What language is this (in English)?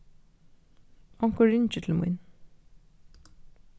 Faroese